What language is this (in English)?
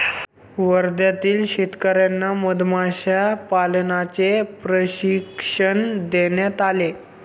Marathi